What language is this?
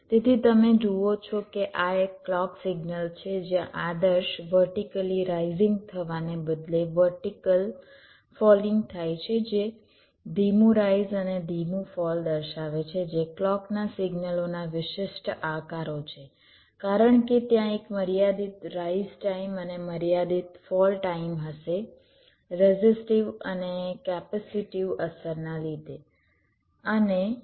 Gujarati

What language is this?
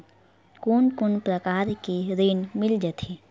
Chhattisgarhi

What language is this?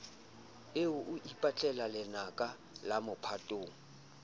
Southern Sotho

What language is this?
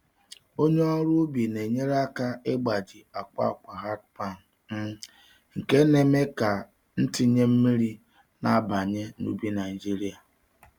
Igbo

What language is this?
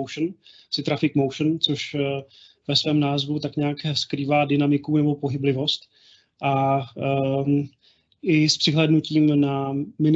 Czech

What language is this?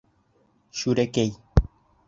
Bashkir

